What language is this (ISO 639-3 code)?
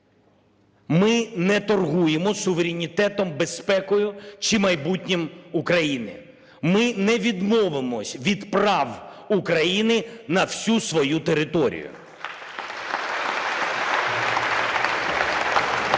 ukr